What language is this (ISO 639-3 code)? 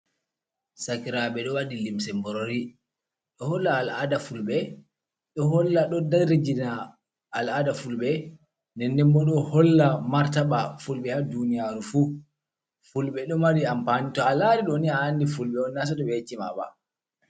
ful